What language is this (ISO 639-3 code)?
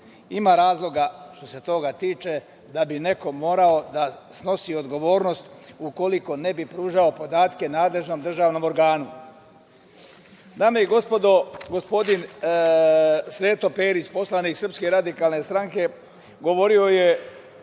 srp